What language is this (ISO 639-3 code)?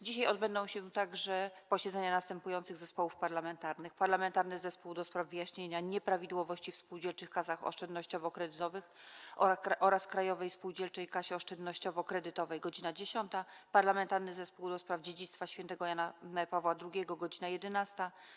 pol